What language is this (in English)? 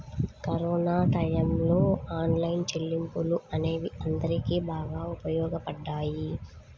Telugu